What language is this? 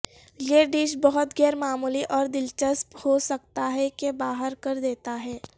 Urdu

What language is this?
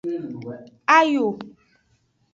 Aja (Benin)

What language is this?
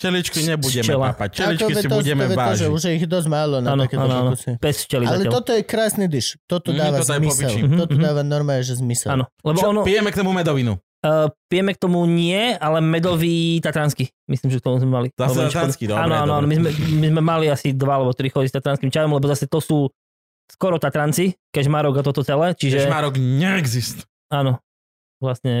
Slovak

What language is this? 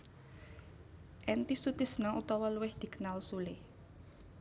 Javanese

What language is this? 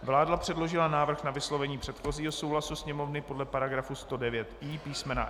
Czech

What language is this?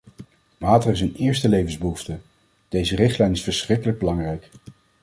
Dutch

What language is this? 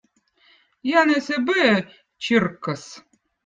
Votic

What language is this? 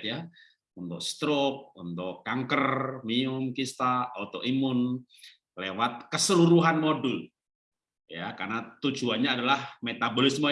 Indonesian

